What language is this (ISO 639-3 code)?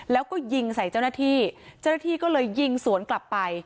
tha